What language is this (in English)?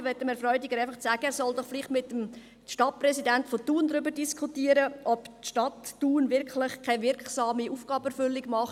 Swiss German